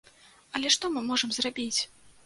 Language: Belarusian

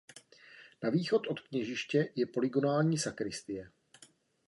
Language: Czech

